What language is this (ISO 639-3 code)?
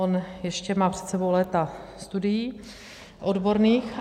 ces